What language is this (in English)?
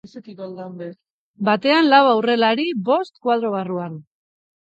Basque